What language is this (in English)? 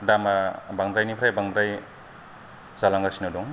Bodo